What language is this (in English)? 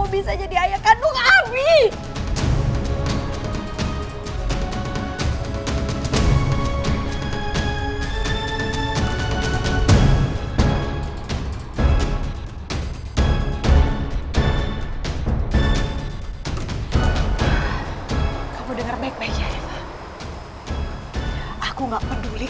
Indonesian